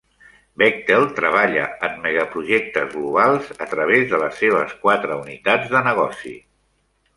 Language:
Catalan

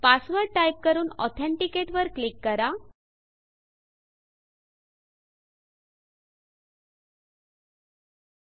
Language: Marathi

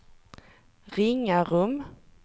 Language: Swedish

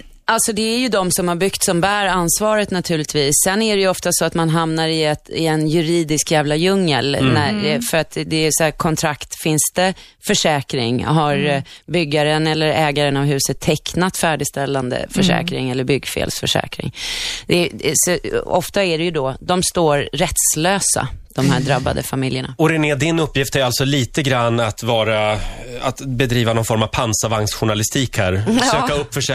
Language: Swedish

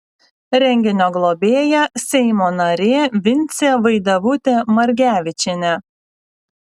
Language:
Lithuanian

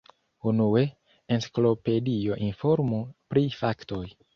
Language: Esperanto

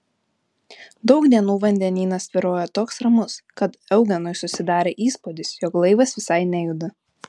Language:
Lithuanian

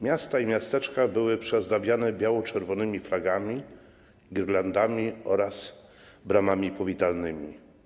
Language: Polish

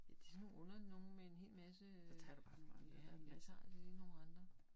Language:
Danish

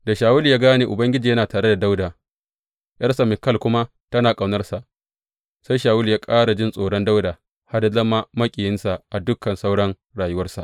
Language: Hausa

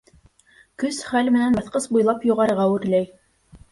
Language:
Bashkir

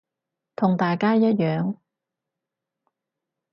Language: Cantonese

